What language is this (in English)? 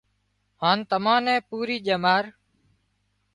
Wadiyara Koli